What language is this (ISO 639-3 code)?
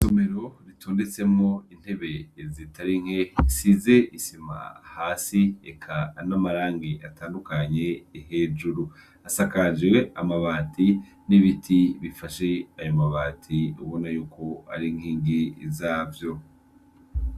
run